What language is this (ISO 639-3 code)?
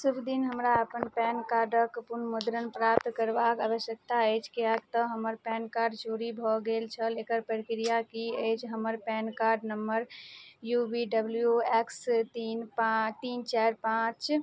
mai